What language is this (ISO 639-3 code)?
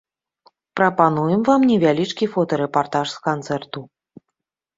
bel